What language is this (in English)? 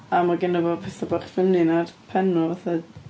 Welsh